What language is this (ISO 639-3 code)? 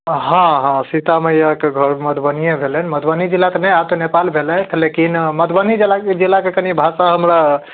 mai